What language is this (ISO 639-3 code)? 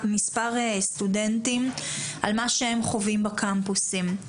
heb